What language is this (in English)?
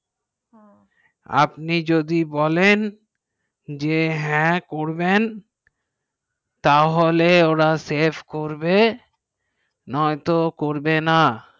Bangla